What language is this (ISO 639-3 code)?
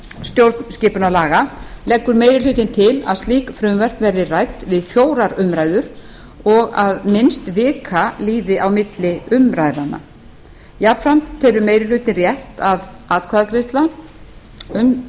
isl